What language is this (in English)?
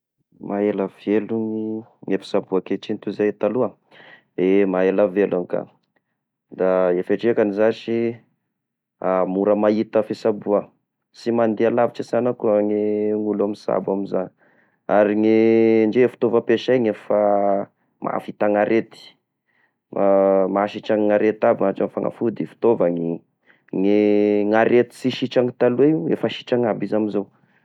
Tesaka Malagasy